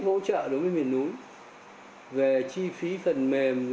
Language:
Vietnamese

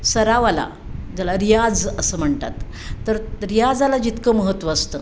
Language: Marathi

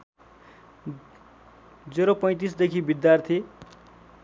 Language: Nepali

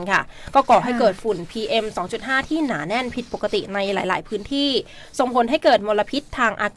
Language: Thai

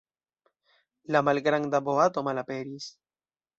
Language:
Esperanto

